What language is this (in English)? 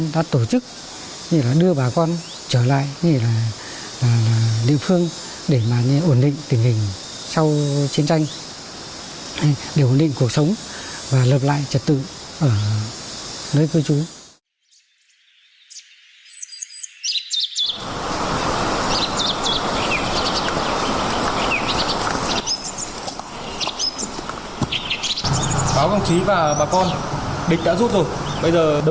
Vietnamese